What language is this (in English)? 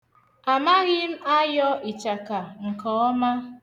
Igbo